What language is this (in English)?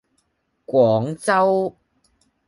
Cantonese